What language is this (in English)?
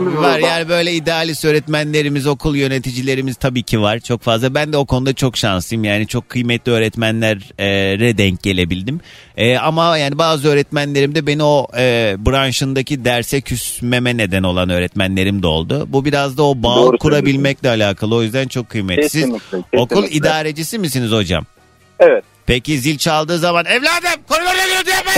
Turkish